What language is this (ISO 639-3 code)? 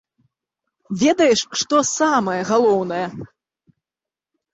bel